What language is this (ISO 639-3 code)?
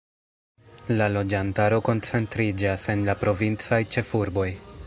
epo